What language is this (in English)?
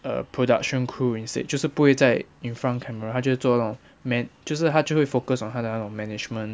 English